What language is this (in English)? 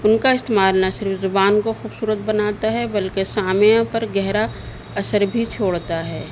Urdu